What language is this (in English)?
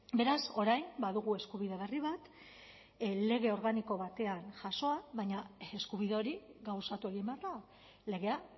Basque